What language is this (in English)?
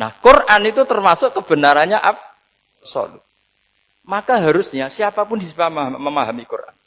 Indonesian